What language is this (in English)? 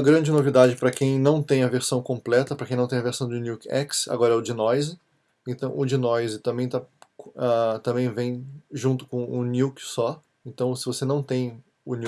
Portuguese